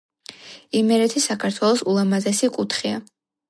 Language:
Georgian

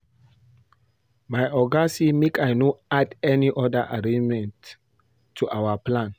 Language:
Nigerian Pidgin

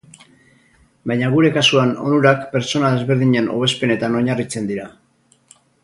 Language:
Basque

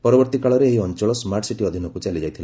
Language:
Odia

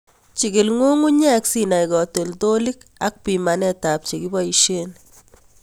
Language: Kalenjin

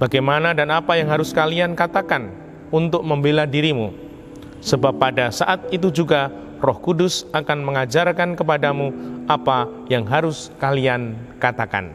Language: Indonesian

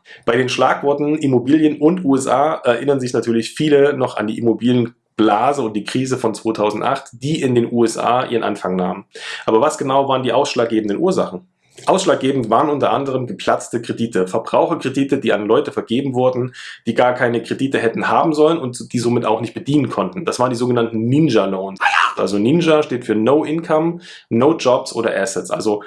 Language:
German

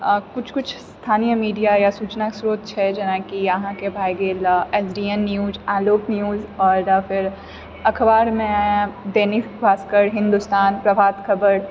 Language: Maithili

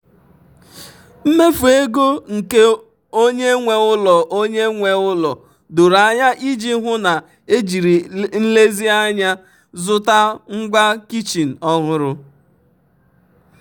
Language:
Igbo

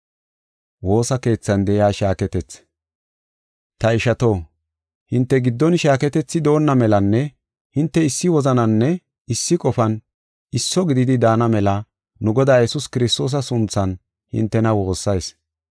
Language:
Gofa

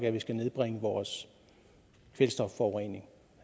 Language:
Danish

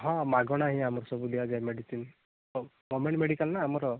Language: Odia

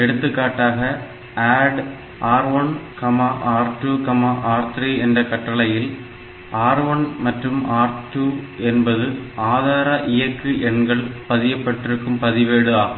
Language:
Tamil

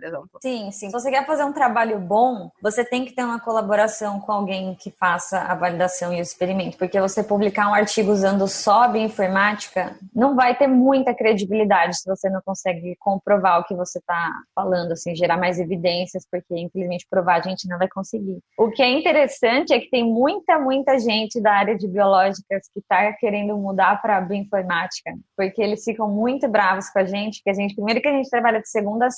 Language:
Portuguese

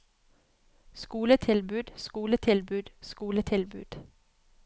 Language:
Norwegian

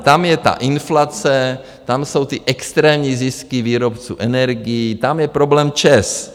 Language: Czech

